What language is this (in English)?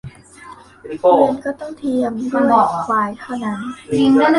Thai